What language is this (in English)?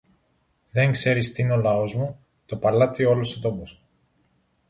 Greek